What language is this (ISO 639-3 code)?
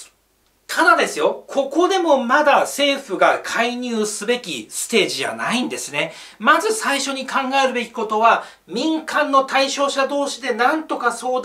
jpn